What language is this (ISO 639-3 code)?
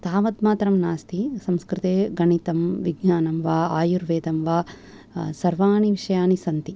san